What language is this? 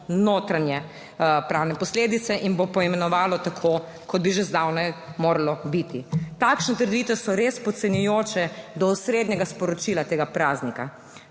Slovenian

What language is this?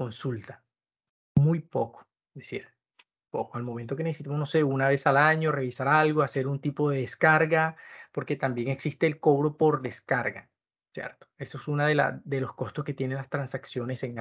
Spanish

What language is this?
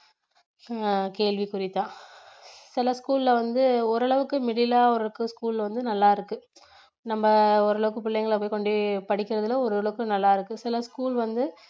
Tamil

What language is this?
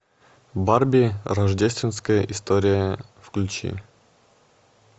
Russian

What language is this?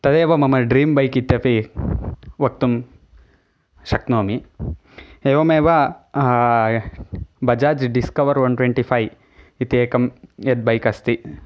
Sanskrit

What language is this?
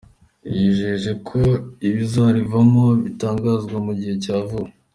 Kinyarwanda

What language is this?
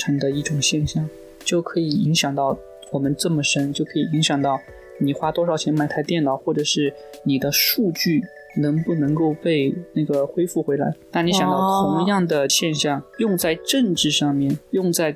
Chinese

